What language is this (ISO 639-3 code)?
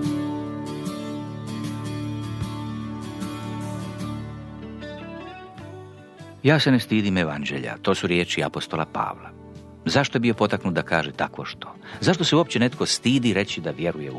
hrv